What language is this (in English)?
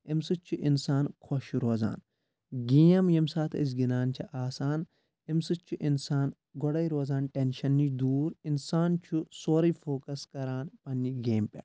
Kashmiri